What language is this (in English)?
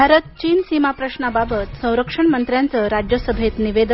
Marathi